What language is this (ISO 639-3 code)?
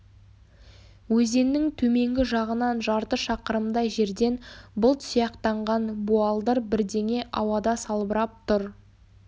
kaz